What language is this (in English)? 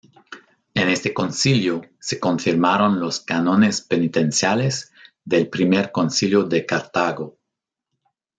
Spanish